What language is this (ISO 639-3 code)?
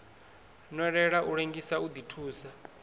ven